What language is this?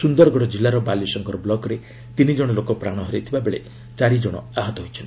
Odia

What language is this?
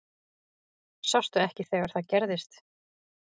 Icelandic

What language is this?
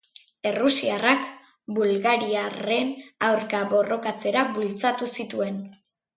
Basque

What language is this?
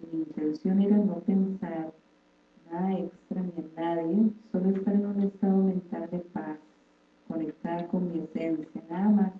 Spanish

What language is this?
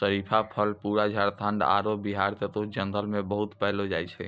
Maithili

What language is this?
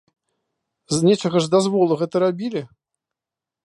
Belarusian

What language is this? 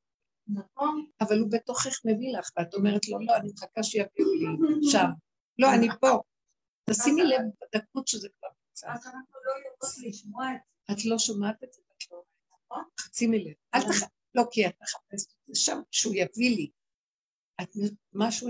Hebrew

